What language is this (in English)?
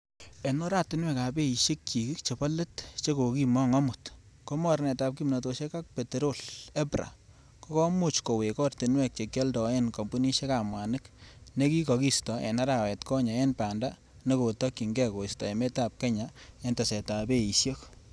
Kalenjin